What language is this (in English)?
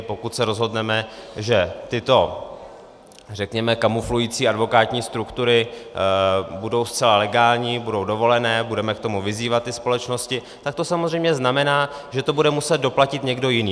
Czech